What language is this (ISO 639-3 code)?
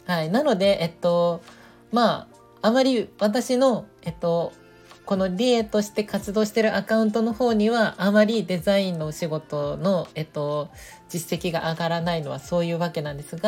jpn